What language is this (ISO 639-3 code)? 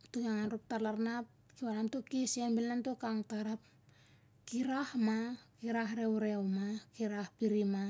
sjr